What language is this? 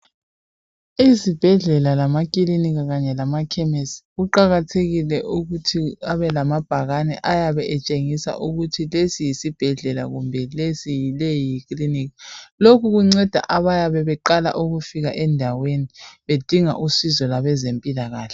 North Ndebele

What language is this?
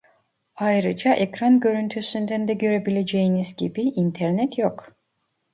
Turkish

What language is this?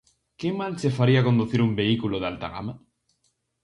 Galician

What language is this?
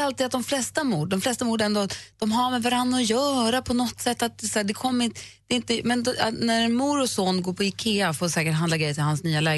Swedish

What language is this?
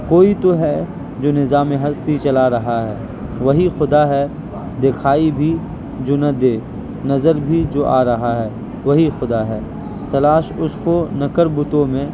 Urdu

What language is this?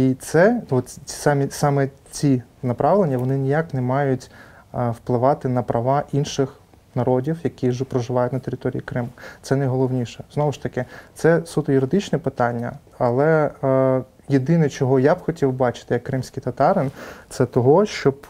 Ukrainian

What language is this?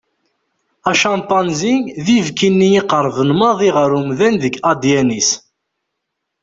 Kabyle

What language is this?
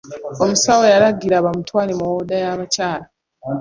Ganda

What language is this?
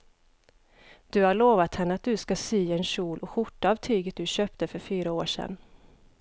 Swedish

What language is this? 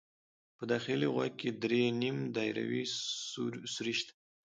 Pashto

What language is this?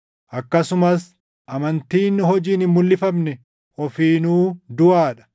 Oromo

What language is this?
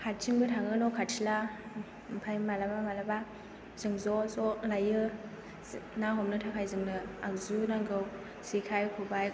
Bodo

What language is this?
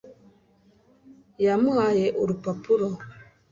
Kinyarwanda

